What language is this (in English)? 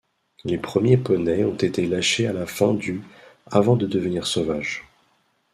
French